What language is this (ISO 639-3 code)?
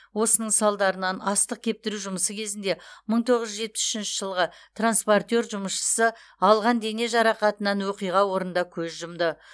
kaz